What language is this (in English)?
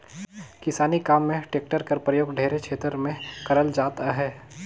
Chhattisgarhi